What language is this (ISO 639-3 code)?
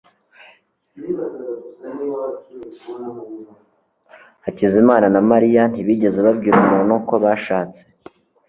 kin